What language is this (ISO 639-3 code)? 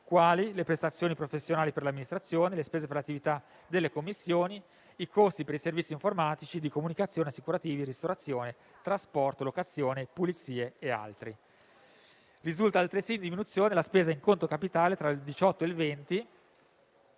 ita